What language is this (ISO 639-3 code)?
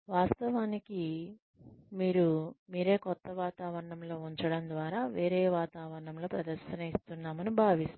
tel